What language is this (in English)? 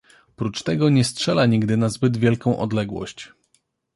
Polish